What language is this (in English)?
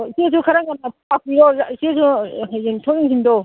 Manipuri